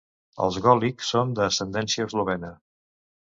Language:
Catalan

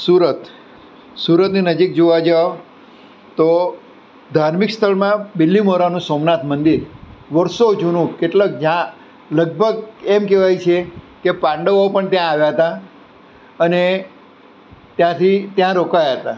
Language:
Gujarati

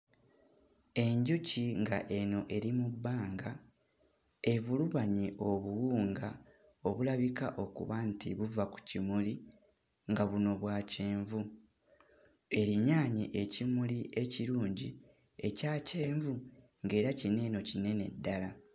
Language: Ganda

